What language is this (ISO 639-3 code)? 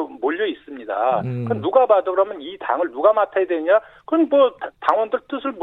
kor